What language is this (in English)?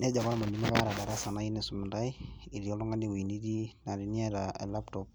Masai